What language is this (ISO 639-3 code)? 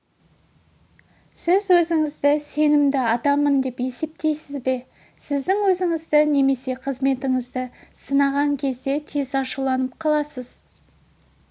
kaz